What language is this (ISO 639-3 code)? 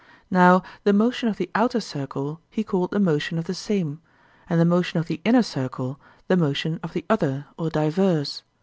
eng